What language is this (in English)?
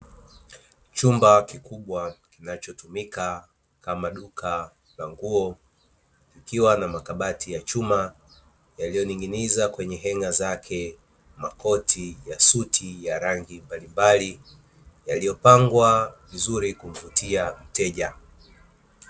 Swahili